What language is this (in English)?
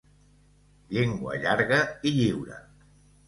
Catalan